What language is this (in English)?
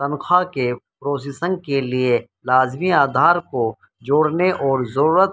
Urdu